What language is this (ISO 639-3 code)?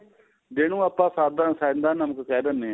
pan